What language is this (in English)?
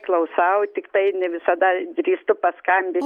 Lithuanian